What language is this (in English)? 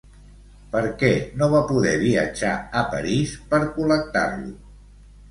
Catalan